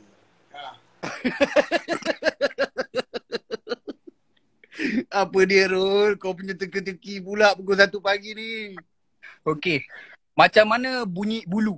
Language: Malay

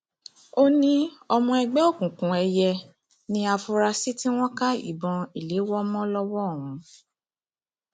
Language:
Yoruba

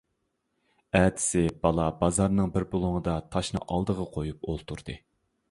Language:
Uyghur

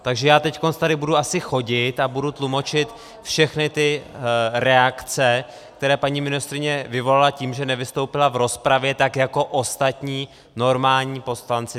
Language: Czech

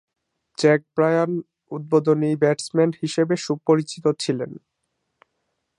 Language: Bangla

